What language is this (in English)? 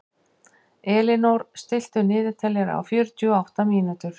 Icelandic